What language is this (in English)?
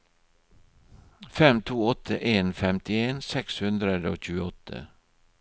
Norwegian